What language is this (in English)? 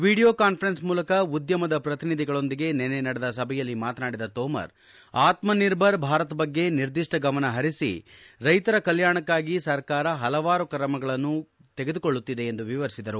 Kannada